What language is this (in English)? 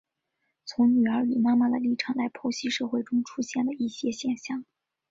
Chinese